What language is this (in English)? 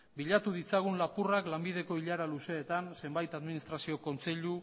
Basque